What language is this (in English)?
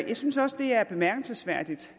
Danish